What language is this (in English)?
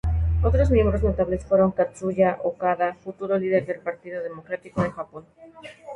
Spanish